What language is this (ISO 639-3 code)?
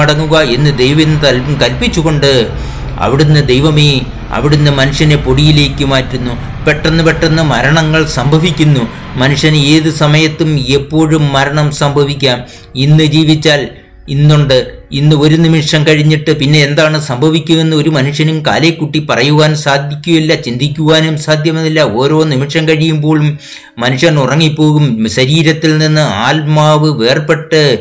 mal